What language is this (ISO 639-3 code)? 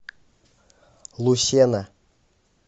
rus